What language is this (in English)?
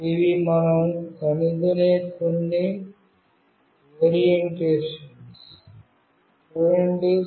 Telugu